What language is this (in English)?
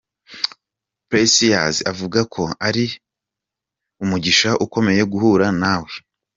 Kinyarwanda